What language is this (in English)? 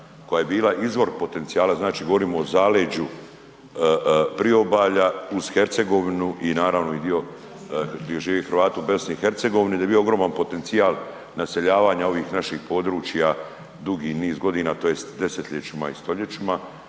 Croatian